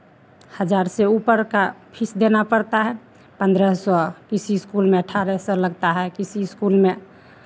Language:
Hindi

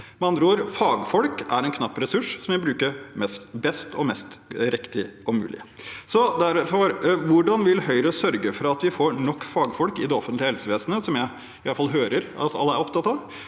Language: Norwegian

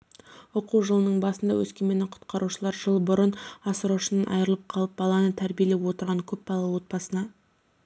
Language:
Kazakh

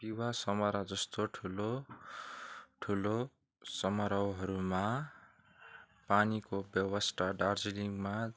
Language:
Nepali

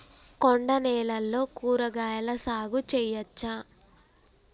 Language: Telugu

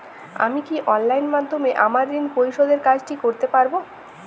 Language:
Bangla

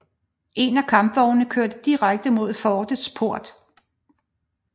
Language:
Danish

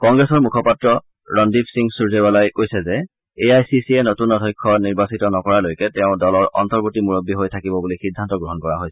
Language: Assamese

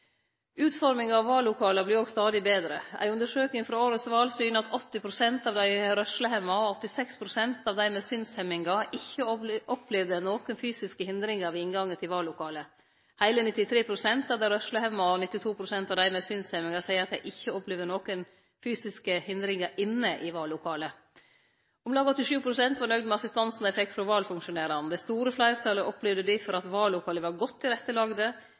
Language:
Norwegian Nynorsk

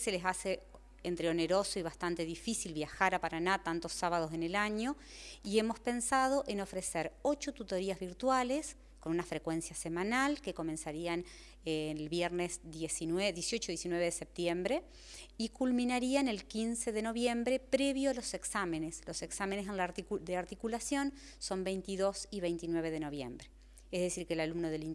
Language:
Spanish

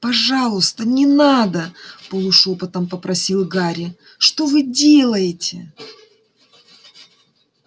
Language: Russian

